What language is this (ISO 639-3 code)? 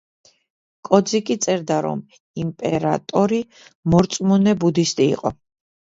kat